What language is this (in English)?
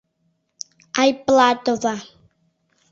Mari